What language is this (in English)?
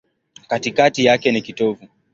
Swahili